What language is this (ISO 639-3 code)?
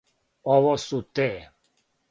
srp